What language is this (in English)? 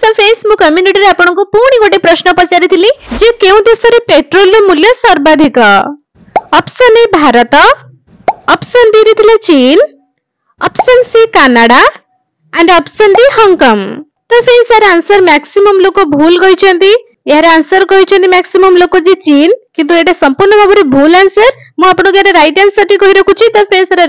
Gujarati